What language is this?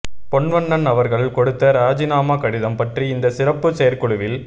Tamil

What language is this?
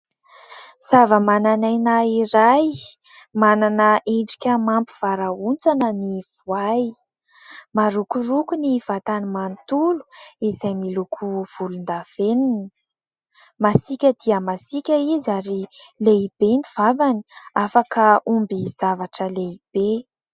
Malagasy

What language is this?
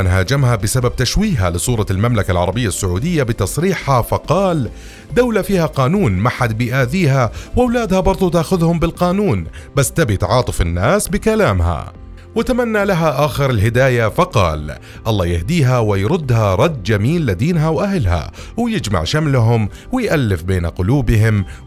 Arabic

